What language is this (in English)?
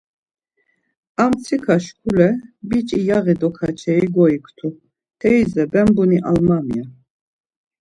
Laz